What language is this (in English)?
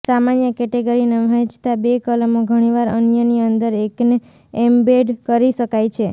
Gujarati